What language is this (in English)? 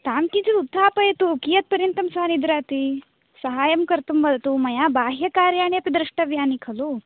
Sanskrit